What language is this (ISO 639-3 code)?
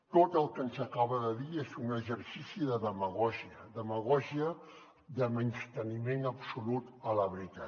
cat